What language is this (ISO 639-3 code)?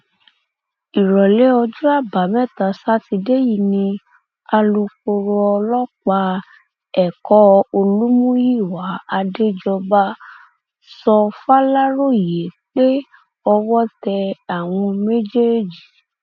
yor